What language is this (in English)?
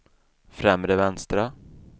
Swedish